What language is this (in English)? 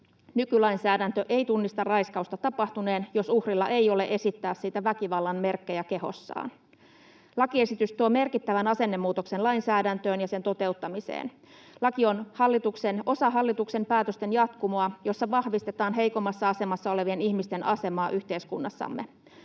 Finnish